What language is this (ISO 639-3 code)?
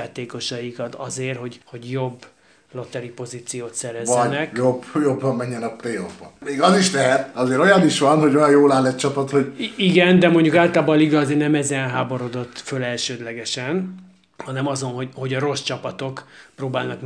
hun